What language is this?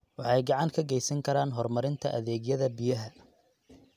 Somali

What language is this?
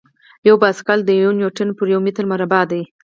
Pashto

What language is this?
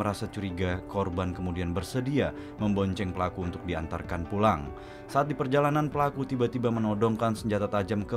Indonesian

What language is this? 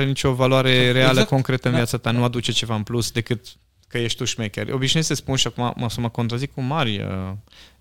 Romanian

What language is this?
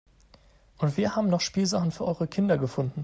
German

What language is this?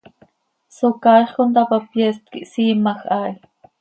Seri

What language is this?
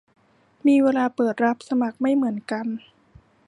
Thai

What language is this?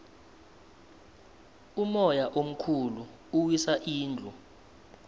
South Ndebele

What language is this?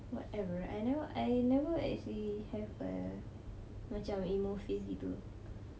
English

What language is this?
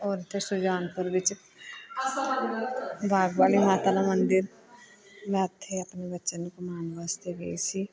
Punjabi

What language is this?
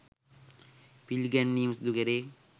Sinhala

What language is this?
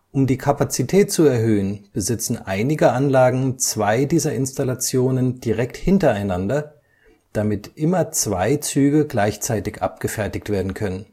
German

